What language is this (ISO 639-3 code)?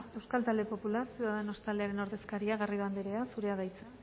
eus